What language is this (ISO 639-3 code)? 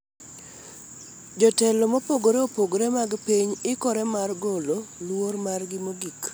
luo